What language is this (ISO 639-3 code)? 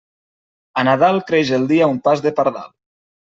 cat